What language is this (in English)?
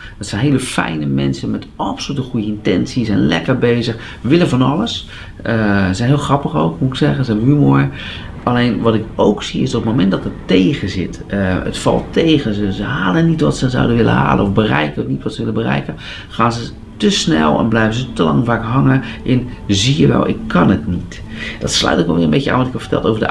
Dutch